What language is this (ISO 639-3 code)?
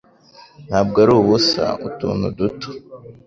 kin